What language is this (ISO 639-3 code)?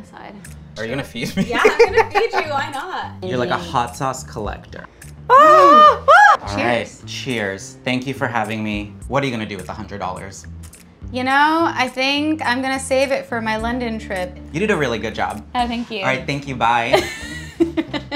eng